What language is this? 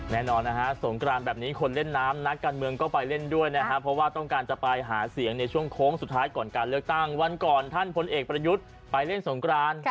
Thai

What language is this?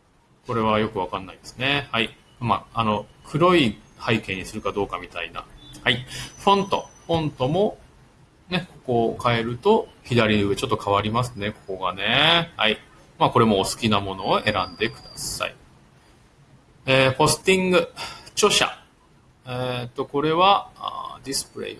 Japanese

